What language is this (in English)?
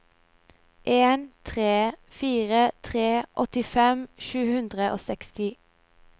Norwegian